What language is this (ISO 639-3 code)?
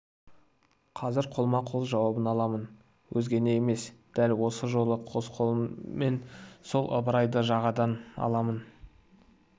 kaz